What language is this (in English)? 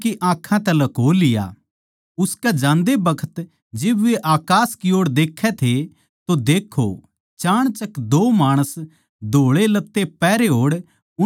Haryanvi